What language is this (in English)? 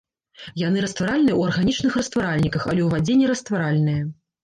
Belarusian